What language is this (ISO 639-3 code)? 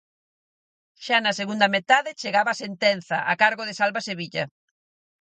glg